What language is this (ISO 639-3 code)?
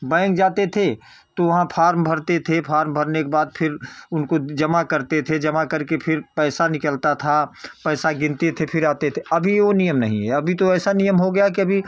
hin